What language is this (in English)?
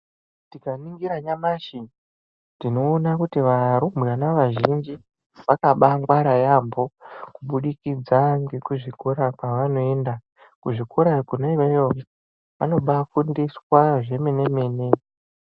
Ndau